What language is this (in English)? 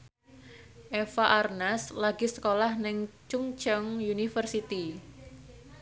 Javanese